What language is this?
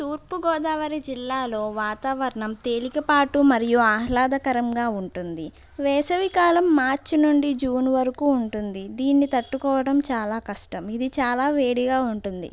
Telugu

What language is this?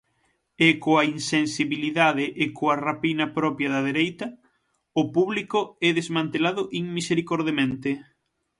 Galician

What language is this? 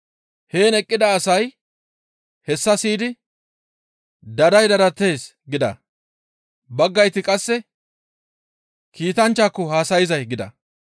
Gamo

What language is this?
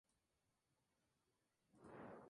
Spanish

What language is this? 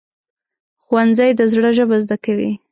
Pashto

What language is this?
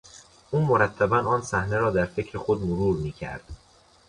Persian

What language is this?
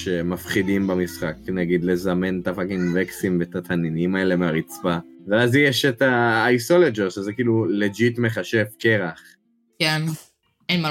Hebrew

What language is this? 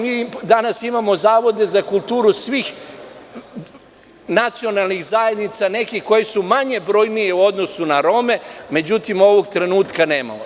Serbian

